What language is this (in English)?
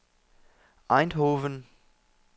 Danish